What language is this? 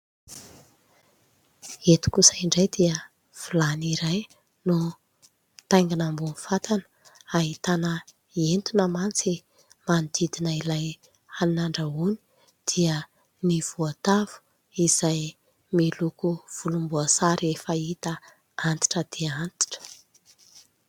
Malagasy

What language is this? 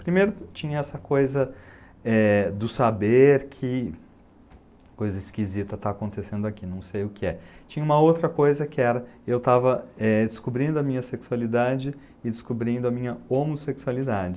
Portuguese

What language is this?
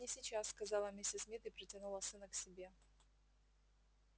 Russian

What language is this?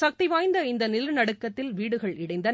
Tamil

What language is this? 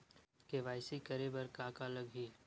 Chhattisgarhi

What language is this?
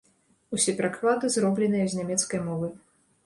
Belarusian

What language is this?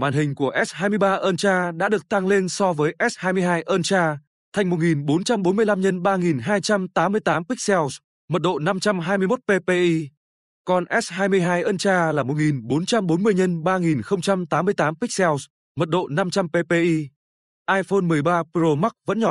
Vietnamese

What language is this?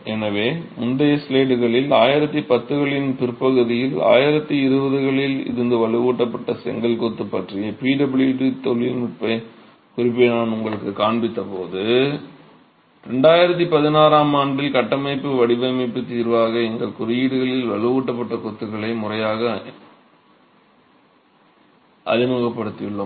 Tamil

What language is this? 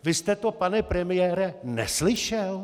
Czech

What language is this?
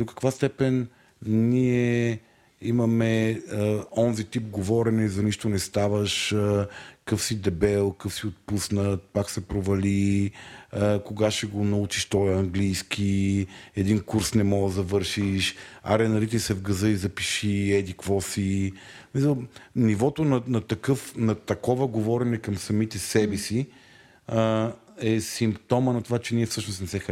Bulgarian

